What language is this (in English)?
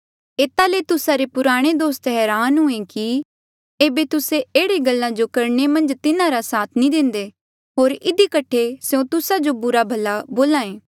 Mandeali